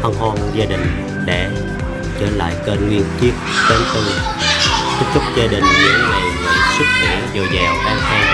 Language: Vietnamese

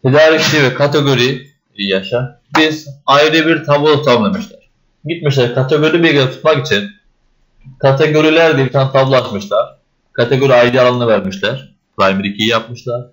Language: Turkish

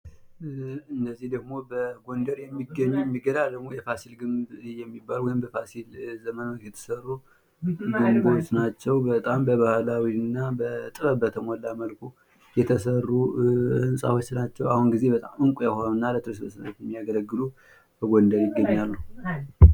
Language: Amharic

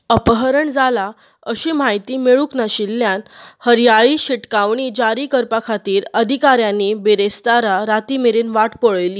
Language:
Konkani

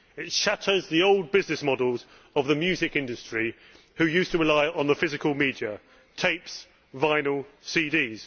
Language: English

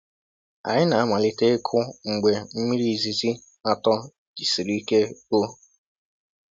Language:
Igbo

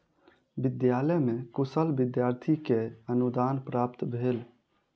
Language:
Maithili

